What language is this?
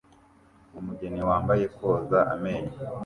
Kinyarwanda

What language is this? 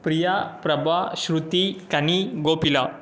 Tamil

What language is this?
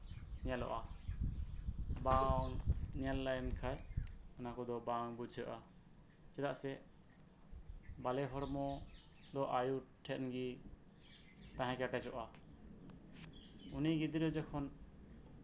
Santali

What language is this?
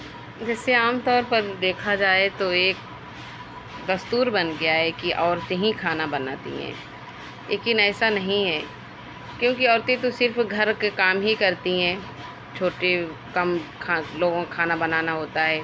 Urdu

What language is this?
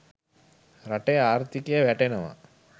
Sinhala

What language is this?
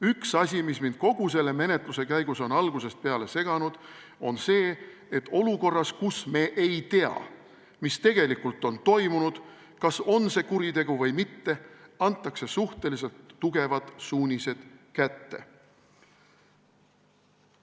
Estonian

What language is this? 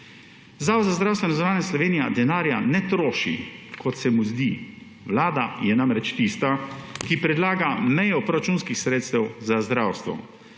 Slovenian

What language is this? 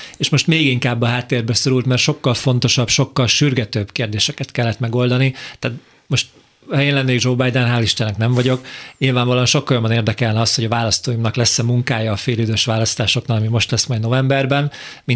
Hungarian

